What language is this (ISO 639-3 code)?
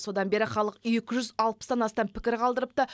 kaz